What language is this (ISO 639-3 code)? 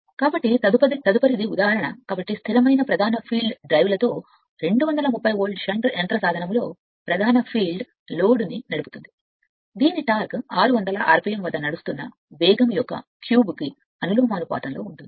tel